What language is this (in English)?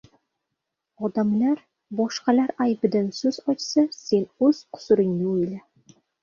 Uzbek